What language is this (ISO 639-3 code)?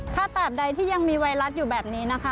tha